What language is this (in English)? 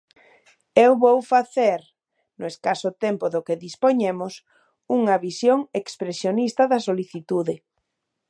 Galician